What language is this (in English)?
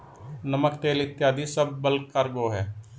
Hindi